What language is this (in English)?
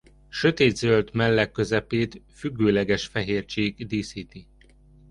Hungarian